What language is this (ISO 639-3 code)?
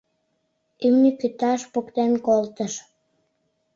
chm